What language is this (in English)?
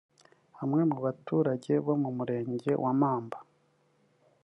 Kinyarwanda